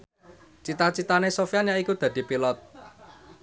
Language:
Javanese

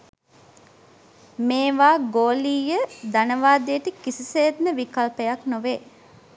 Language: Sinhala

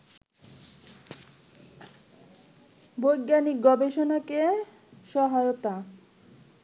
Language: Bangla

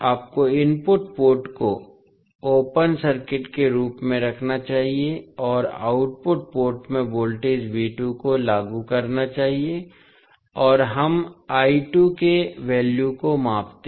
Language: Hindi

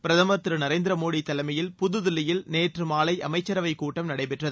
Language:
Tamil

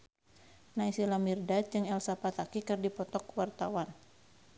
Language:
Sundanese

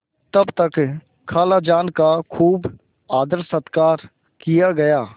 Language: Hindi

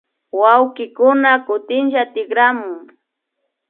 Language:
Imbabura Highland Quichua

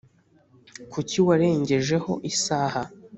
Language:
Kinyarwanda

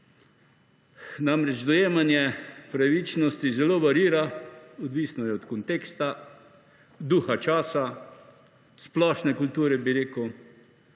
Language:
Slovenian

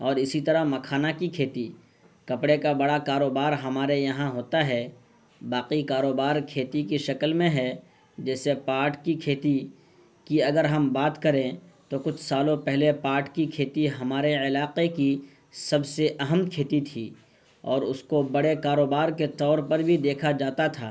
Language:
Urdu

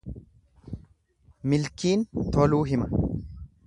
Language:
Oromo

